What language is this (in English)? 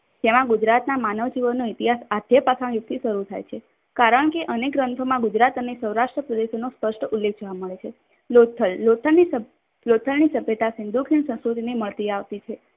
Gujarati